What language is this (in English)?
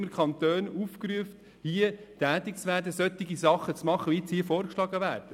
Swiss German